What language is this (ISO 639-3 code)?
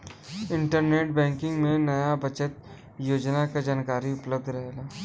bho